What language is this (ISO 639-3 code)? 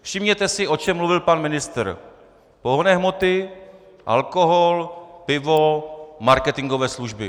ces